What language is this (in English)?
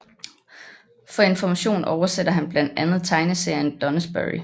Danish